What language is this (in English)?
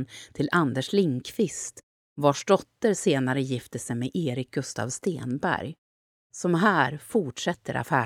Swedish